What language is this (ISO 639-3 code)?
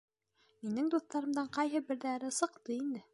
bak